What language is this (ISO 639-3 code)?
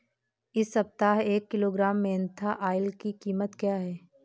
hin